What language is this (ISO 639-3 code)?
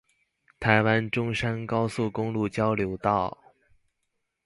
zho